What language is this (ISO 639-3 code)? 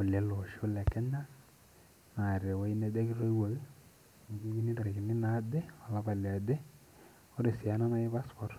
mas